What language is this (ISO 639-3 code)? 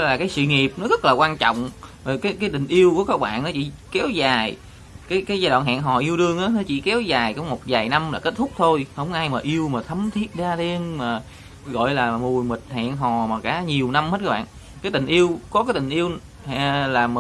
vie